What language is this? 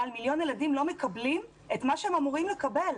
Hebrew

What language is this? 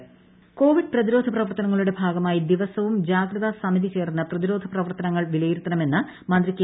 Malayalam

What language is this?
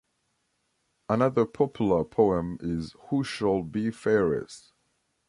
English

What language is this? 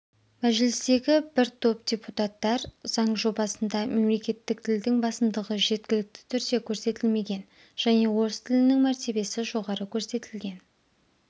Kazakh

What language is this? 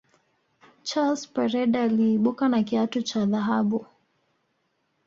Swahili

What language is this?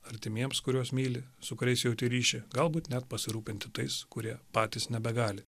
Lithuanian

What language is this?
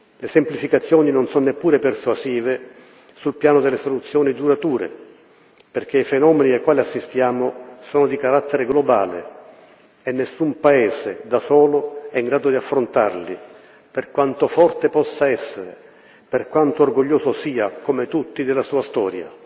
Italian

